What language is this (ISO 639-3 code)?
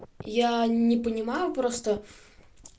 rus